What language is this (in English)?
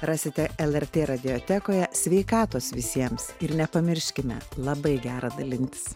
Lithuanian